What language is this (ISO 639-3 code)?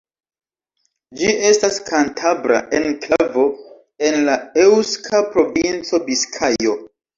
epo